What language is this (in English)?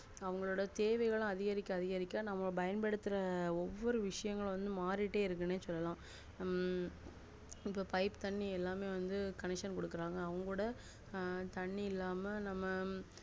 Tamil